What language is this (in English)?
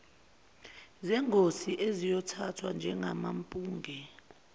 Zulu